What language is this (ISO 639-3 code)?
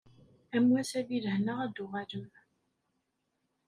kab